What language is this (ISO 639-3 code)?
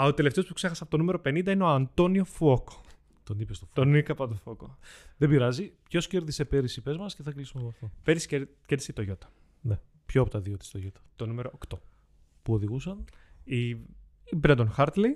ell